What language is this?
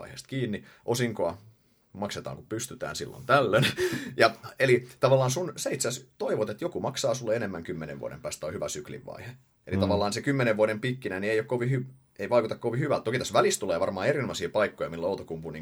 Finnish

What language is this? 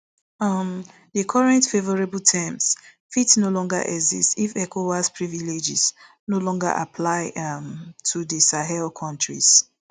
Nigerian Pidgin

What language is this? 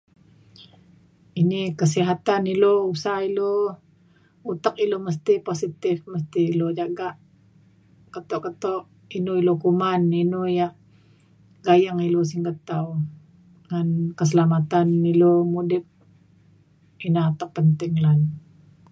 Mainstream Kenyah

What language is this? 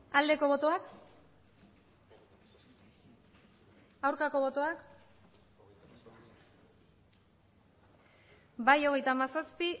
Basque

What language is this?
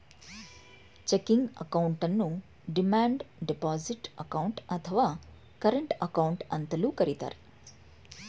Kannada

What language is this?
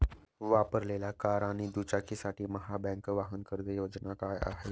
Marathi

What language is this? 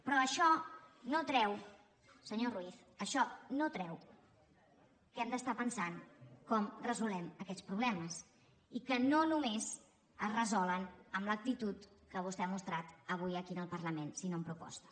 Catalan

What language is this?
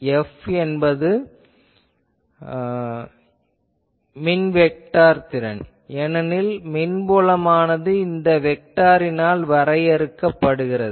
Tamil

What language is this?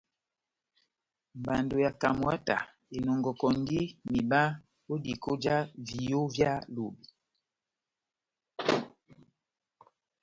Batanga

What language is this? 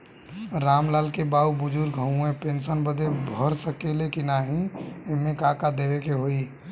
Bhojpuri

